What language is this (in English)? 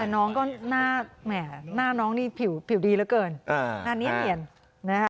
Thai